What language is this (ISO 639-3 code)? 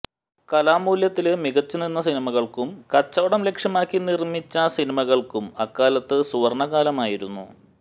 mal